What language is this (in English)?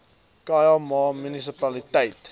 Afrikaans